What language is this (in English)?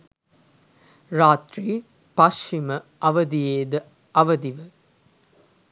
Sinhala